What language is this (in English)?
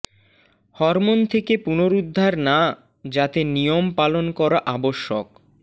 Bangla